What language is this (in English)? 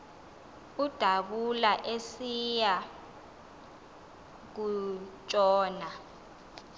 Xhosa